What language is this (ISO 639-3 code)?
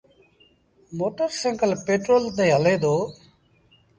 sbn